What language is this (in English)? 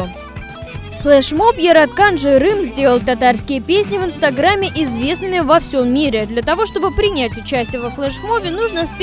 Russian